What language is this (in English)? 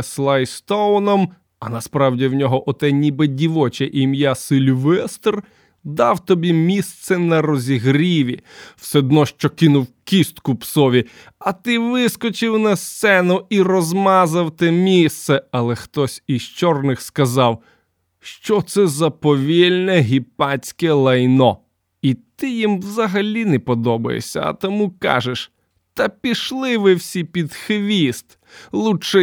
Ukrainian